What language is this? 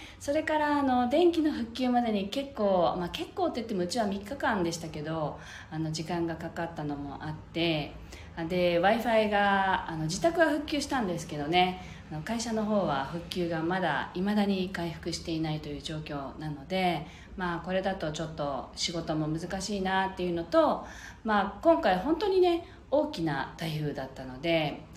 Japanese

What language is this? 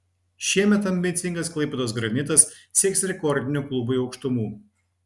Lithuanian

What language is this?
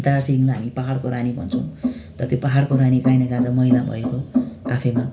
Nepali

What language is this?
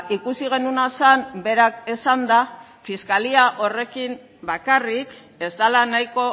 Basque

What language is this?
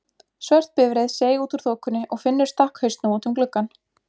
Icelandic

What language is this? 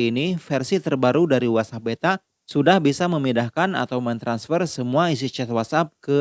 Indonesian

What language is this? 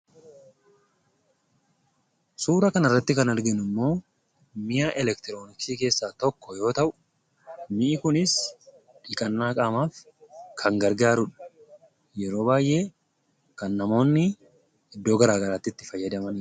Oromo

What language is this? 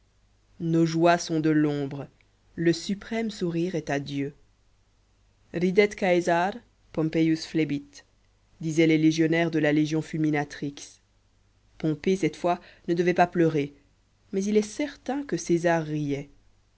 French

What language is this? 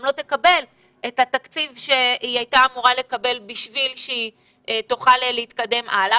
Hebrew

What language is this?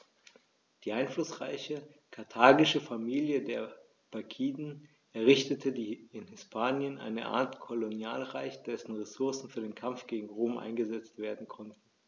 German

